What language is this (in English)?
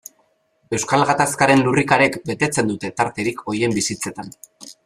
Basque